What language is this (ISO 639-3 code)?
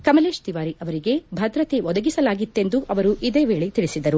kan